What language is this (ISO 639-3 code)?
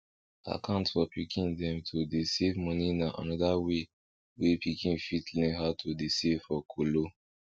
pcm